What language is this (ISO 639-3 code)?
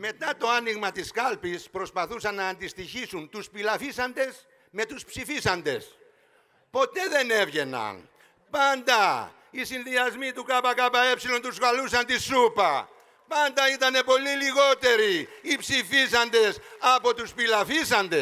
ell